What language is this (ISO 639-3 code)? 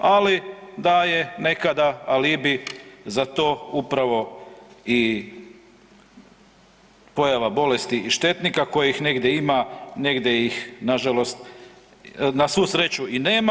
hrv